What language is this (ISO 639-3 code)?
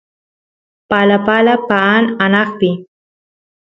qus